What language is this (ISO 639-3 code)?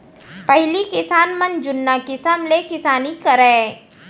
hne